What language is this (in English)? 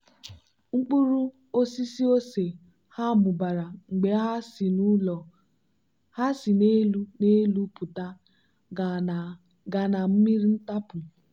Igbo